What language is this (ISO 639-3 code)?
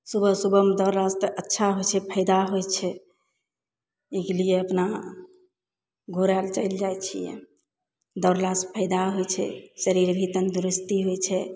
mai